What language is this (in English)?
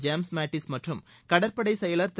Tamil